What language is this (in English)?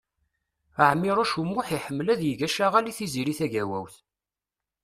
Kabyle